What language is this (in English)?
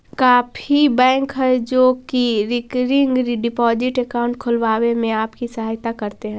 Magahi